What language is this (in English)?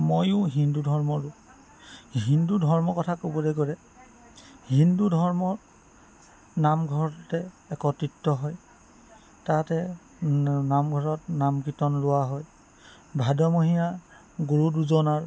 Assamese